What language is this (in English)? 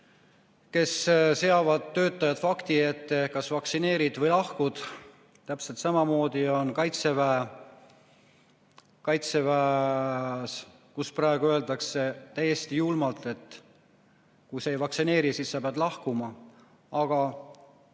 Estonian